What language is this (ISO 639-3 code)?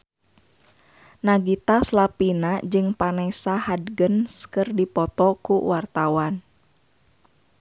sun